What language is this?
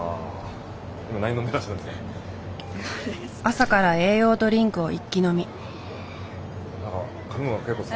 Japanese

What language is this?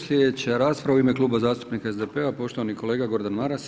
Croatian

